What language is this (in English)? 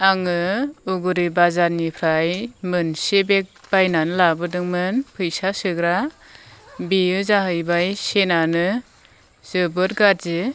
Bodo